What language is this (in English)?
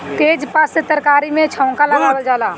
Bhojpuri